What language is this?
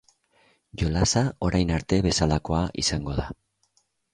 Basque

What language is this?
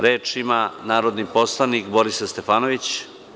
Serbian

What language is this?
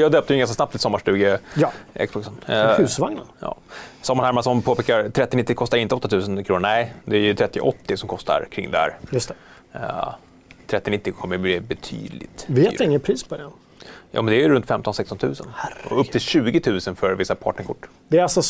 Swedish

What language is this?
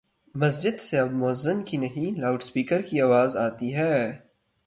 Urdu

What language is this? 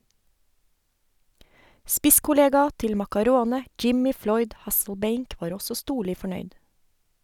Norwegian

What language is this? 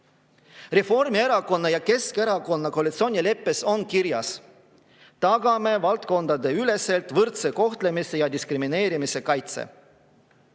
Estonian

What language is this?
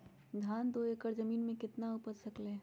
Magahi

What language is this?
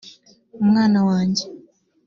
Kinyarwanda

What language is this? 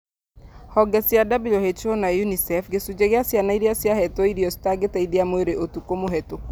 Kikuyu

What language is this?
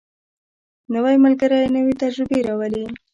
Pashto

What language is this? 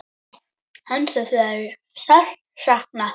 Icelandic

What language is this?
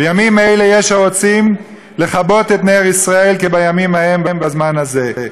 Hebrew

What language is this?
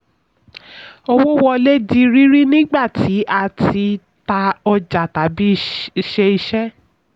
Yoruba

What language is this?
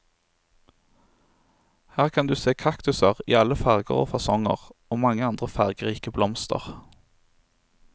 Norwegian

